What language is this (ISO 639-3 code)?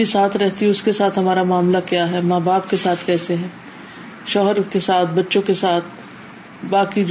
urd